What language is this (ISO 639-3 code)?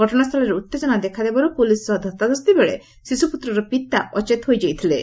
ori